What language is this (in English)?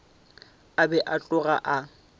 Northern Sotho